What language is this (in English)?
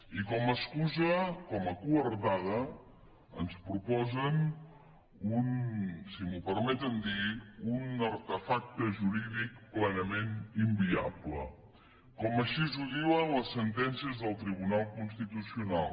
Catalan